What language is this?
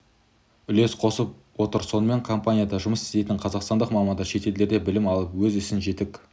Kazakh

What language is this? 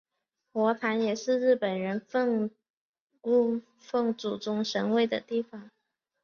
Chinese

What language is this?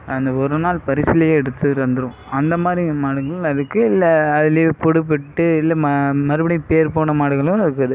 Tamil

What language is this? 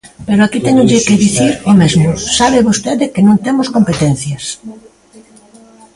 Galician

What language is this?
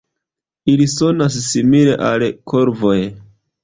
Esperanto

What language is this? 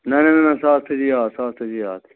Kashmiri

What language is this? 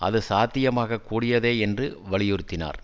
Tamil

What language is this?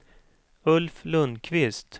Swedish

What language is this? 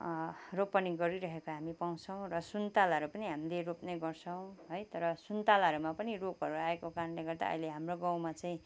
Nepali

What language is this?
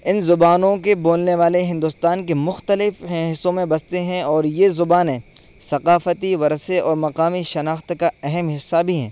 Urdu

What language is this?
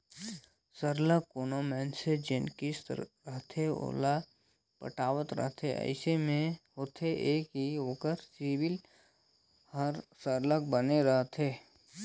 Chhattisgarhi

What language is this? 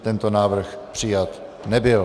Czech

